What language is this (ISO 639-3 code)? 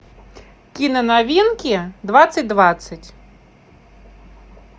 rus